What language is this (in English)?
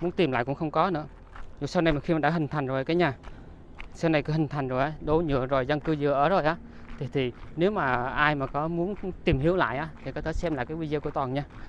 Vietnamese